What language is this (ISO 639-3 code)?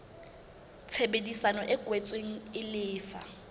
sot